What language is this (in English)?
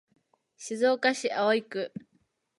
Japanese